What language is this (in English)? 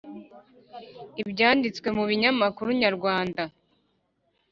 Kinyarwanda